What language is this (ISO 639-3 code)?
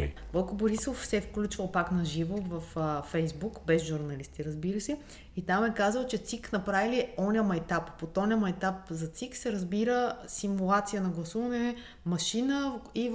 bul